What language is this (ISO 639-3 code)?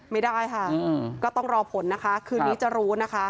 tha